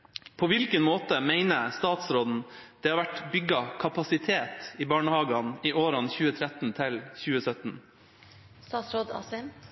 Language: Norwegian Bokmål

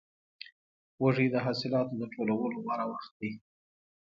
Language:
Pashto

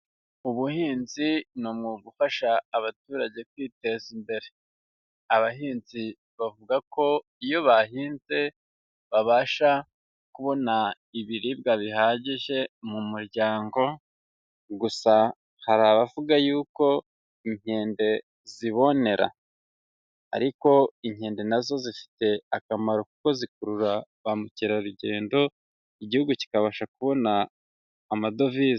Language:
Kinyarwanda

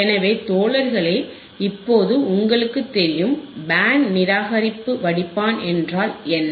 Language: Tamil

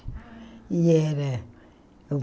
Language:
Portuguese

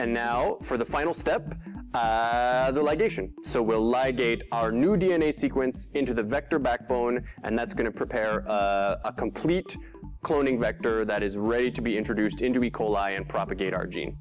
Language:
English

